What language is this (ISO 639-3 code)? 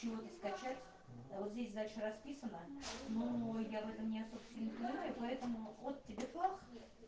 rus